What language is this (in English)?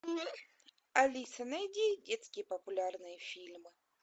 Russian